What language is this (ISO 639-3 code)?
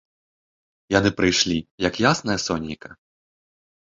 bel